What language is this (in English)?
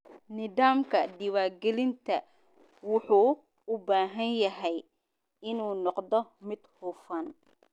Somali